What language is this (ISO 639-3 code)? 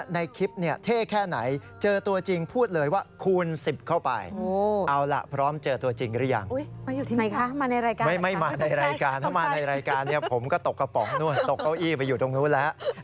tha